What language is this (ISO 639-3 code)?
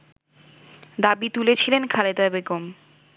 ben